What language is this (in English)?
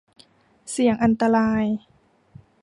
Thai